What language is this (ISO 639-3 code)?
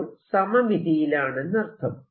mal